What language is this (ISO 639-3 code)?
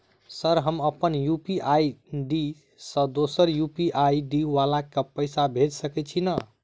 mai